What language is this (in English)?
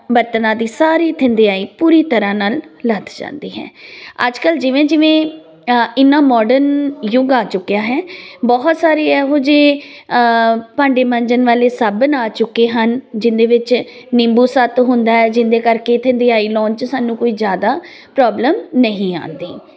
Punjabi